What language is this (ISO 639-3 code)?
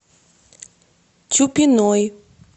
rus